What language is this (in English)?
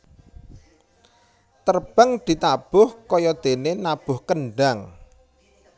Javanese